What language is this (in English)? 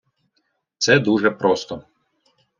Ukrainian